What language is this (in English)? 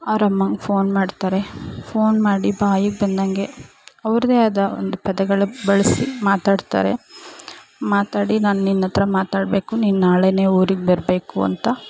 Kannada